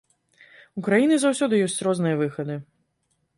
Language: Belarusian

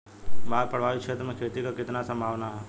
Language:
Bhojpuri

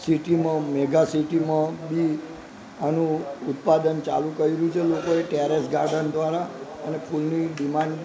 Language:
Gujarati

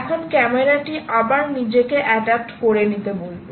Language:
Bangla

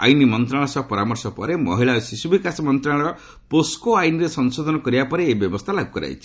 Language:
Odia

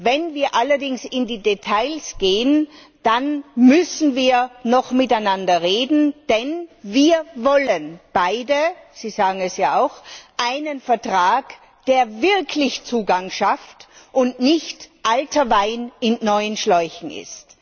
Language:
German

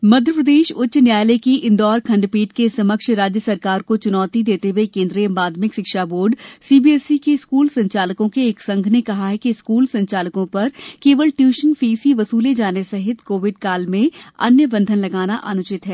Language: Hindi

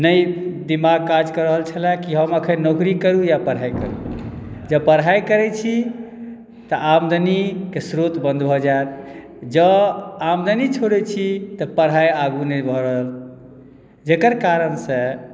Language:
Maithili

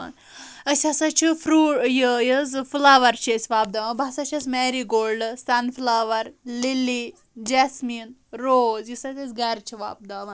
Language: Kashmiri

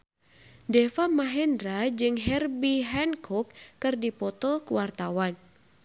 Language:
Sundanese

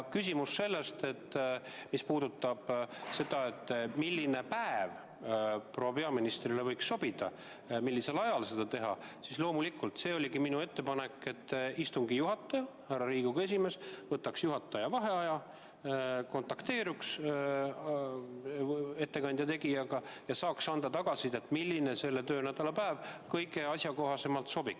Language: Estonian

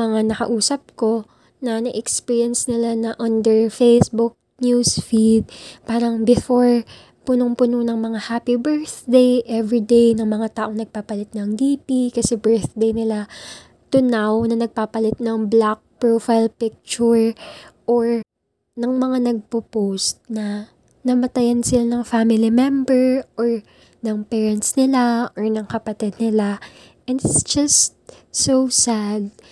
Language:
Filipino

